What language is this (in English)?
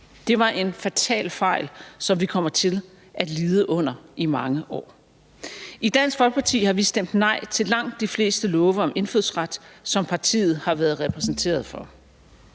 Danish